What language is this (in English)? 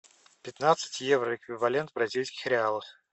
Russian